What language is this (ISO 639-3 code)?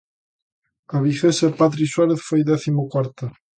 glg